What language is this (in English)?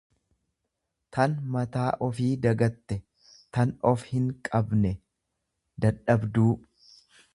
Oromo